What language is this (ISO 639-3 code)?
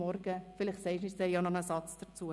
gsw